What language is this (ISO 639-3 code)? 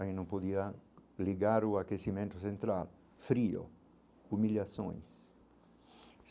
por